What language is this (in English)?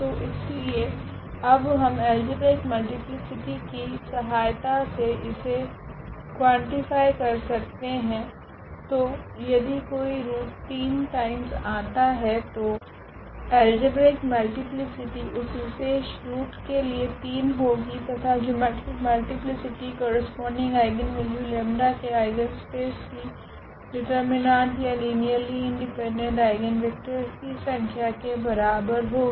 Hindi